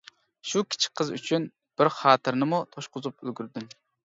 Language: Uyghur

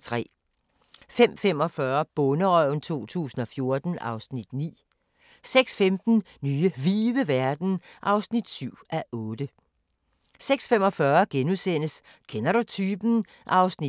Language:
Danish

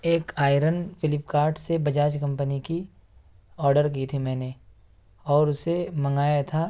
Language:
Urdu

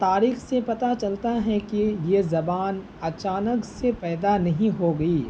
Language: Urdu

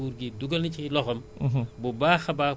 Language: Wolof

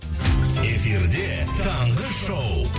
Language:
Kazakh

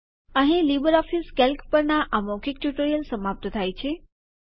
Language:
Gujarati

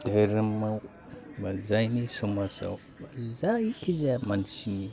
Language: Bodo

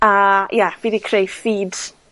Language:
Welsh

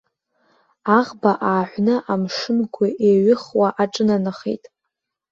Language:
Abkhazian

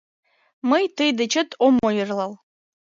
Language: Mari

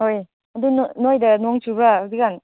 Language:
Manipuri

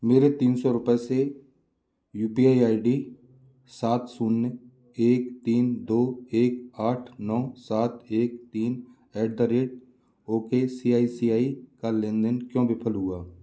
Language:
Hindi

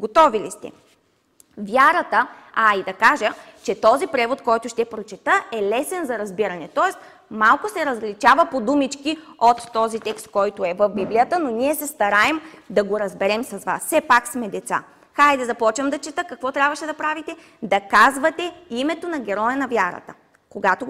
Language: Bulgarian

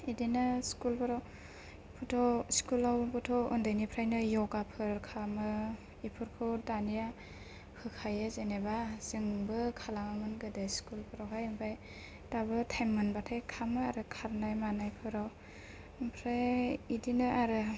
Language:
Bodo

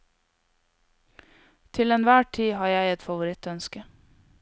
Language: Norwegian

